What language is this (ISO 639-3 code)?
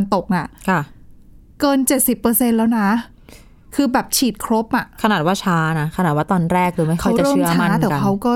tha